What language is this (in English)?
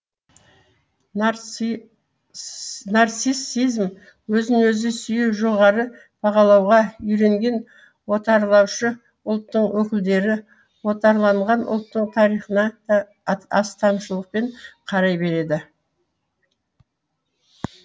Kazakh